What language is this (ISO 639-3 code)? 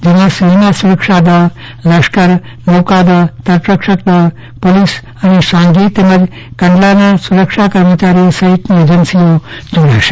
guj